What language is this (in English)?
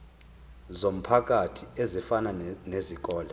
Zulu